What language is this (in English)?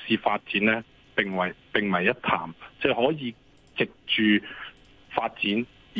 Chinese